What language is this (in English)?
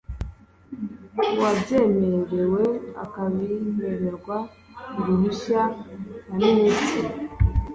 Kinyarwanda